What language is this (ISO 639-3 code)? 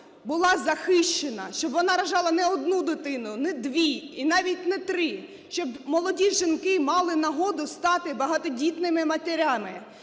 ukr